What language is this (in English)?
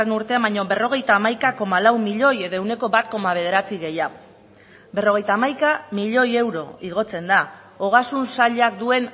Basque